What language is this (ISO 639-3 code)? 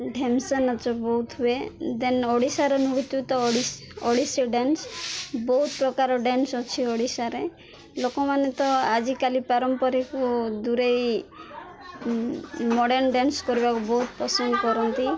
ori